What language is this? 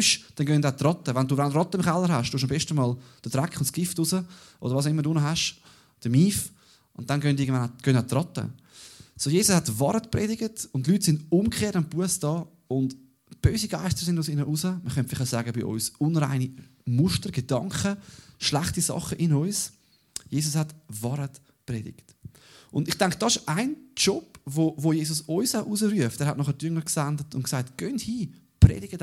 German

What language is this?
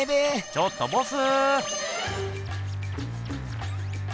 Japanese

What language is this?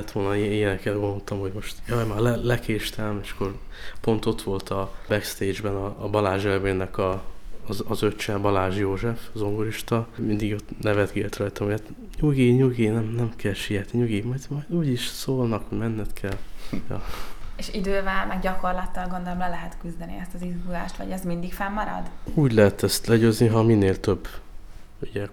Hungarian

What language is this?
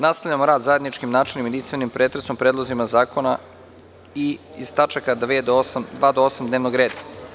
Serbian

